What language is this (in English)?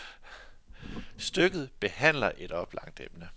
Danish